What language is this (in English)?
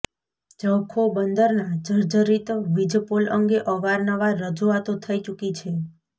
Gujarati